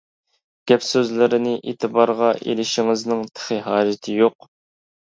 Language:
Uyghur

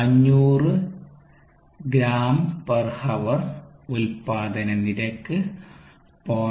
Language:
Malayalam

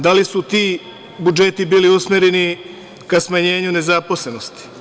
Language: Serbian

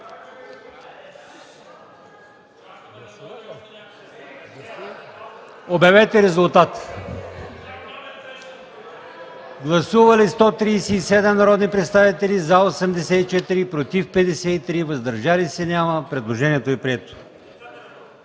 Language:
Bulgarian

